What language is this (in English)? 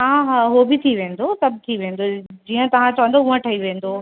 Sindhi